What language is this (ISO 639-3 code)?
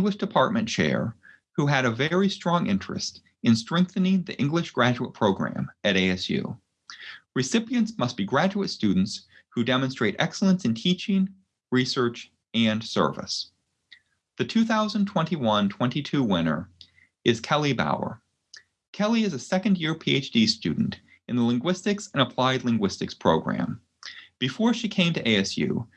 eng